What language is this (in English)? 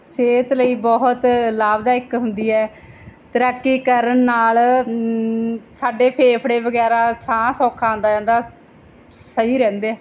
Punjabi